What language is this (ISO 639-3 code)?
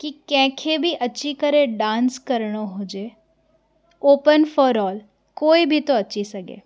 snd